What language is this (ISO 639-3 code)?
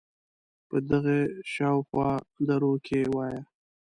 pus